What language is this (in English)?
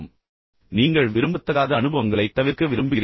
Tamil